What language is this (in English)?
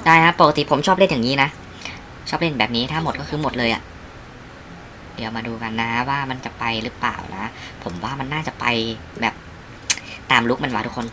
Thai